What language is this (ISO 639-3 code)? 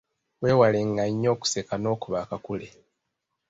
lug